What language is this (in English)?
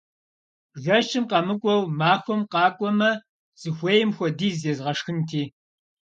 Kabardian